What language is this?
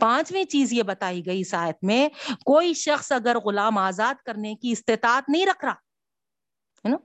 Urdu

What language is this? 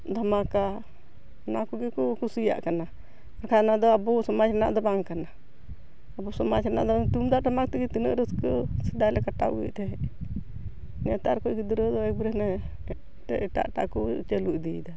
Santali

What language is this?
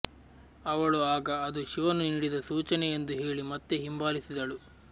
Kannada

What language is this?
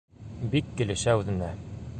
Bashkir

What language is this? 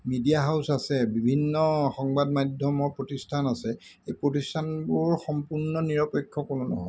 Assamese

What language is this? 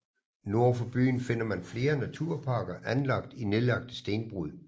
Danish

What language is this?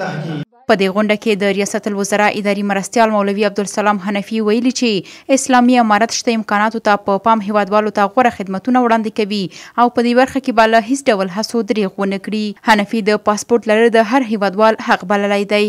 Persian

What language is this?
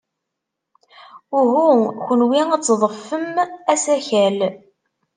Kabyle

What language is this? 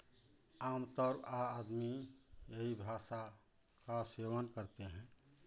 Hindi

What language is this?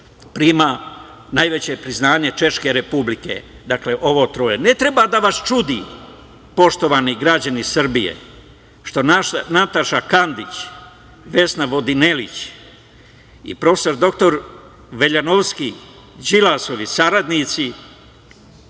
Serbian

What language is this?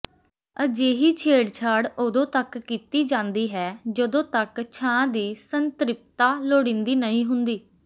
Punjabi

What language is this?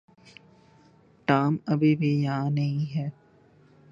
Urdu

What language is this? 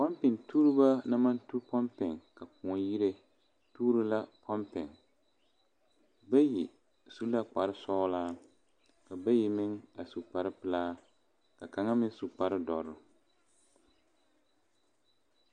Southern Dagaare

